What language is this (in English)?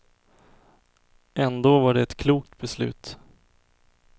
Swedish